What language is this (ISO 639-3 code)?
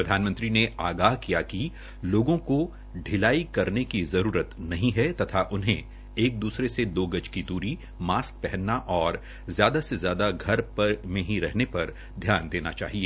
hin